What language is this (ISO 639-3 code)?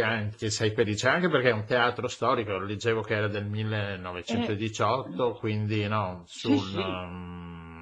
ita